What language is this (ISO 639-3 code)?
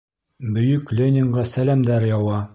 bak